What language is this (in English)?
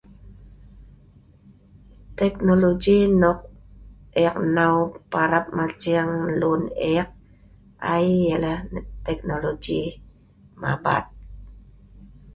Sa'ban